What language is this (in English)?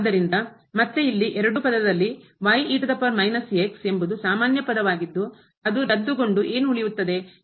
Kannada